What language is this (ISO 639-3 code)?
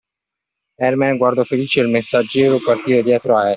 ita